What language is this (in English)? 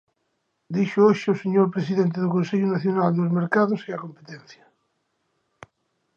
Galician